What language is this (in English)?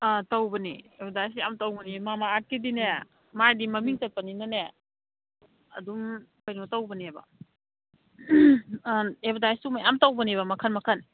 Manipuri